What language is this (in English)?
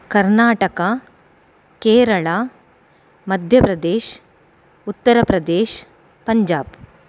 Sanskrit